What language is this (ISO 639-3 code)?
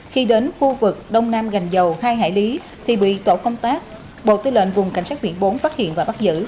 vie